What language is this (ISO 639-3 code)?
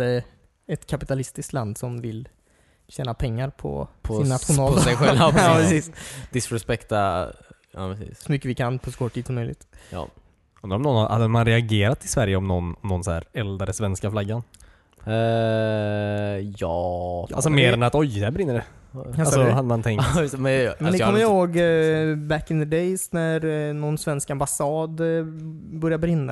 swe